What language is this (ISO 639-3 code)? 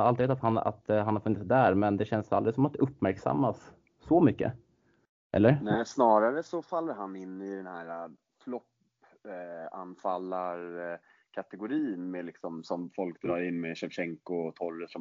swe